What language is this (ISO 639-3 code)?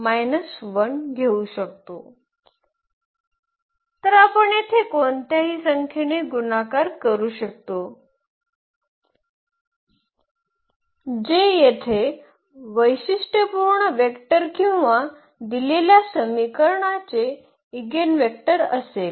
mar